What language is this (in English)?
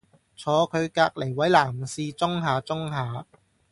Cantonese